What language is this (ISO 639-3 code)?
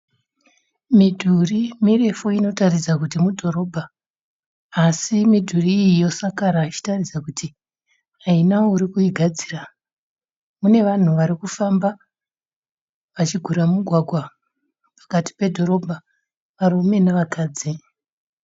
sna